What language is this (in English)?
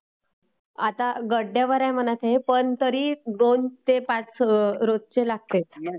Marathi